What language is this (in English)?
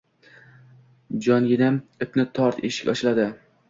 Uzbek